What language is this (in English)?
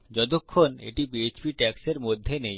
Bangla